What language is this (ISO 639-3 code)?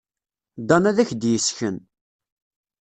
kab